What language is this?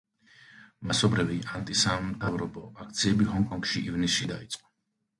Georgian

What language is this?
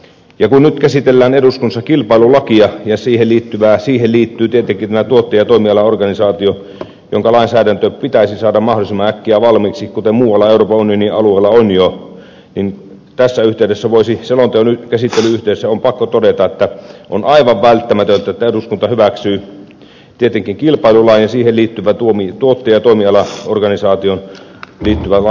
Finnish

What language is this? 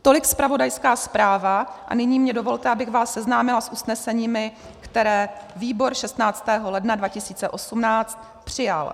Czech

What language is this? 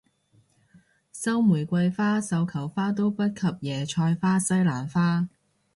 Cantonese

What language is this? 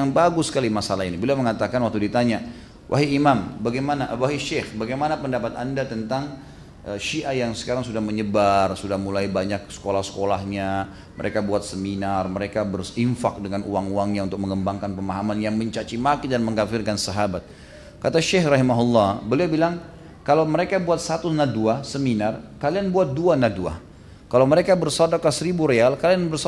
Indonesian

